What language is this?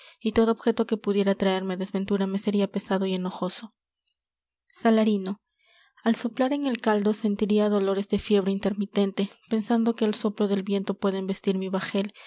Spanish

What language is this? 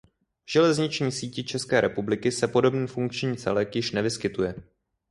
Czech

